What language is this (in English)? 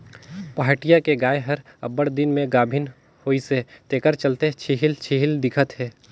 Chhattisgarhi